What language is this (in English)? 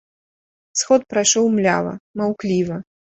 Belarusian